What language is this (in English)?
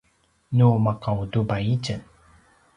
Paiwan